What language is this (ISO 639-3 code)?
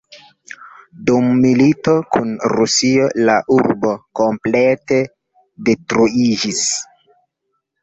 epo